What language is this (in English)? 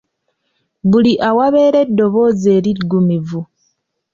Ganda